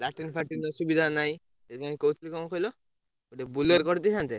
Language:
Odia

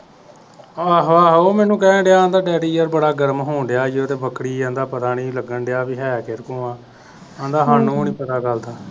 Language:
Punjabi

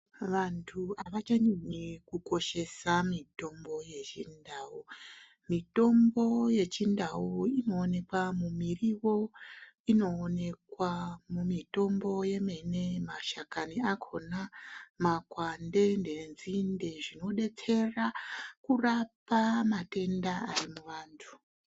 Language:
Ndau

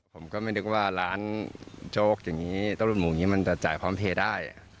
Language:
Thai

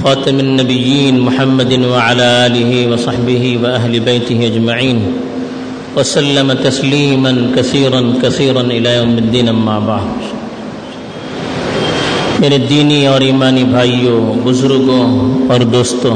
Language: Urdu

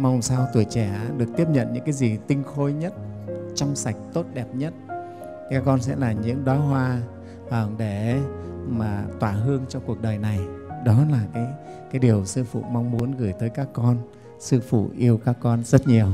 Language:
Vietnamese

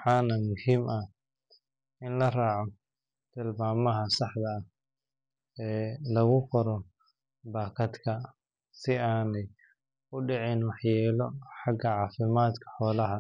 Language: Somali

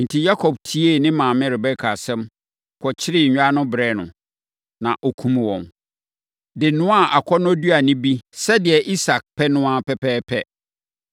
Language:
Akan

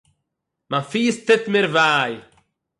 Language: Yiddish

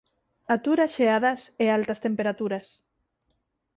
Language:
Galician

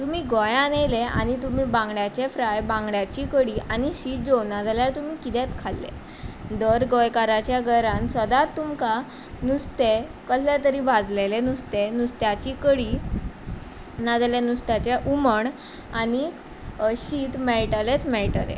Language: Konkani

